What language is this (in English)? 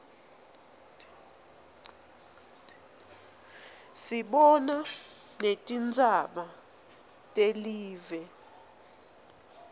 Swati